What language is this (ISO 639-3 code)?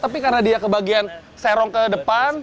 ind